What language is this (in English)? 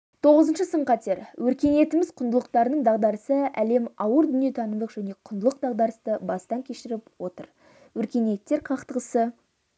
Kazakh